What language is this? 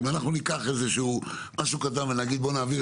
Hebrew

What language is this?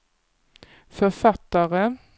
Swedish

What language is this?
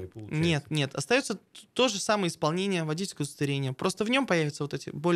Russian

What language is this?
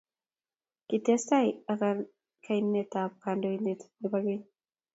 Kalenjin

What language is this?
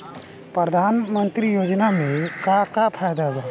Bhojpuri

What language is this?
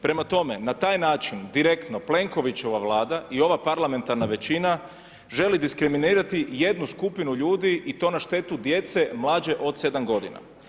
Croatian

